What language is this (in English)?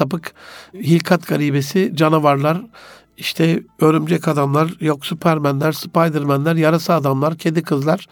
Turkish